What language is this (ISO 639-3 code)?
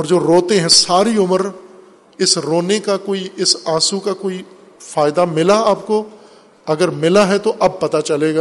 urd